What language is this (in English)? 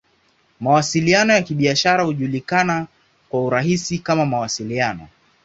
Swahili